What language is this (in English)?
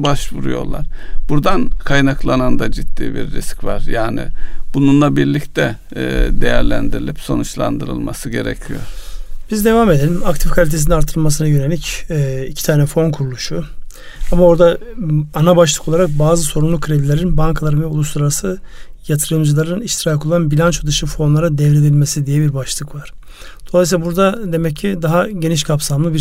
Turkish